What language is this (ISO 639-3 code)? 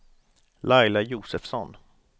swe